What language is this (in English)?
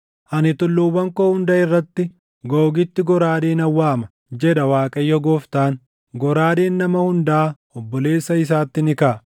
Oromo